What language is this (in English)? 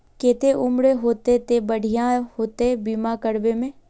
Magahi